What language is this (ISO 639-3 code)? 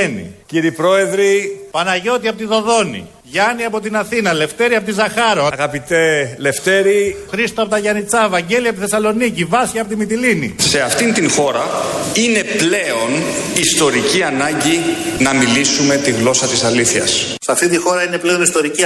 ell